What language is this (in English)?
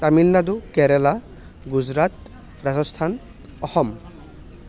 Assamese